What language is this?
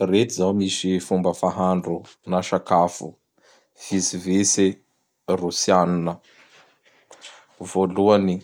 Bara Malagasy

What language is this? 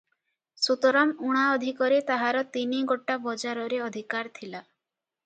Odia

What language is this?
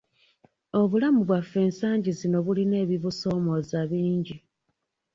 Ganda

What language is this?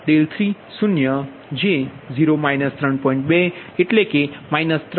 Gujarati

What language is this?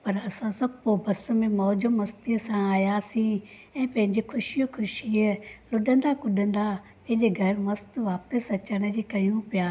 Sindhi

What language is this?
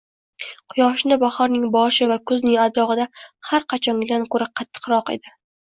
Uzbek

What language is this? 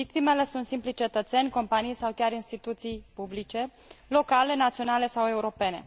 Romanian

